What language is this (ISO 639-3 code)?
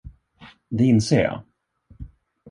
swe